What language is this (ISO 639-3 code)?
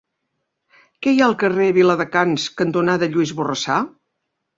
cat